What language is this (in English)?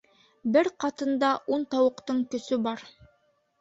Bashkir